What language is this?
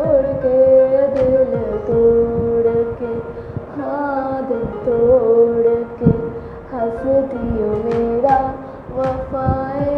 Hindi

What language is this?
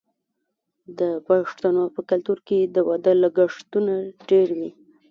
Pashto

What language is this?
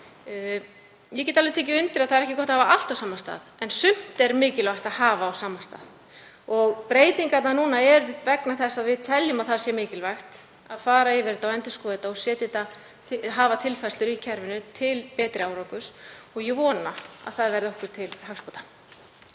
Icelandic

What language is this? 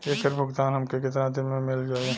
Bhojpuri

